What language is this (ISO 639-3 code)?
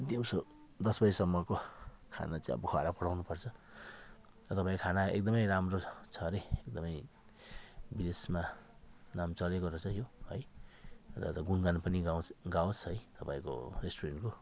nep